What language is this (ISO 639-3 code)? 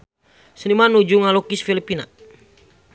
sun